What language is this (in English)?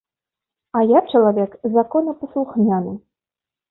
Belarusian